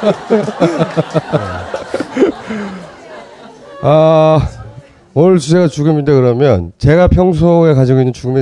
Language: Korean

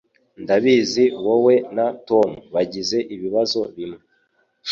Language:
Kinyarwanda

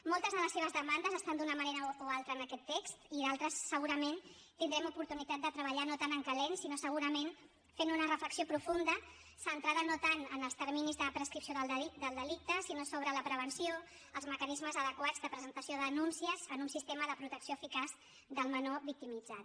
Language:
Catalan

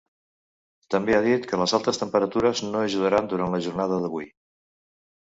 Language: Catalan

